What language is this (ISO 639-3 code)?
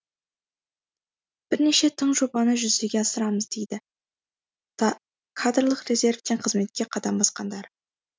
kaz